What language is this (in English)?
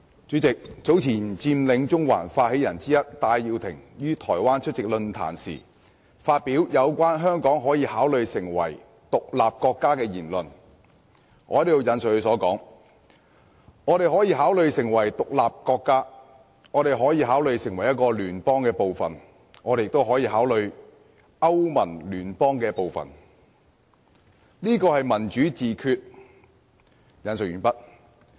Cantonese